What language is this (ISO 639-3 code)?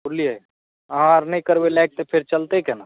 mai